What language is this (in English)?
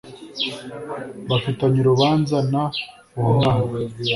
Kinyarwanda